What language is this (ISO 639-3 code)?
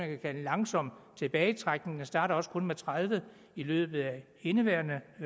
dan